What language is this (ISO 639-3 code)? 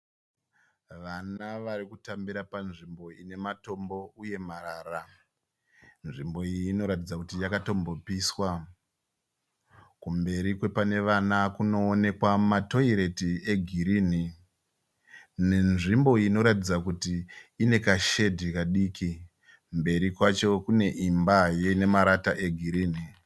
sna